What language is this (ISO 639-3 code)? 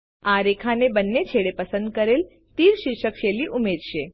guj